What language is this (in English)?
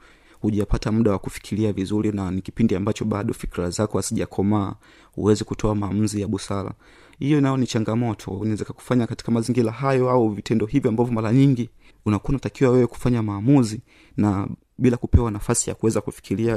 Swahili